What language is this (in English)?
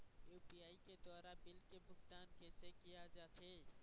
Chhattisgarhi